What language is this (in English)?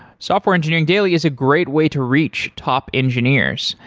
English